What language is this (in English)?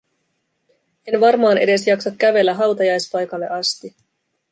Finnish